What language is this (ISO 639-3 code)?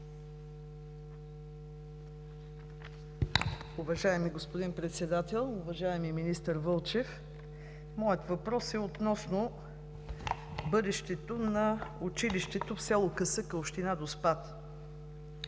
bul